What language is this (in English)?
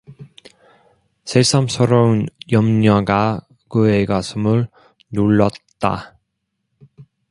Korean